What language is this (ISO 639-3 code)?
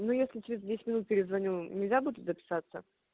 rus